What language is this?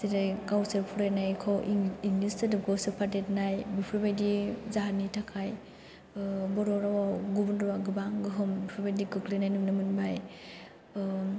Bodo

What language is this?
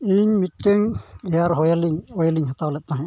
Santali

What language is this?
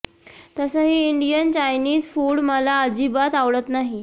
Marathi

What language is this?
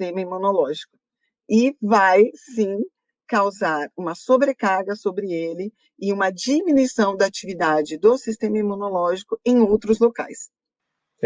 Portuguese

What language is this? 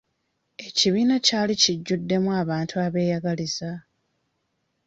Ganda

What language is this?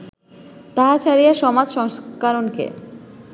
Bangla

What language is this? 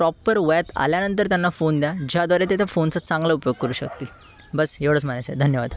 Marathi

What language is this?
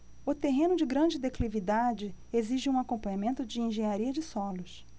Portuguese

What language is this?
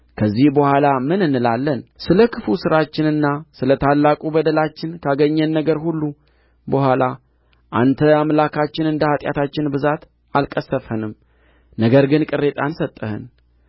Amharic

